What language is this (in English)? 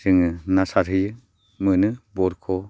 Bodo